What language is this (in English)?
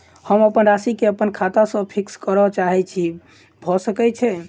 Maithili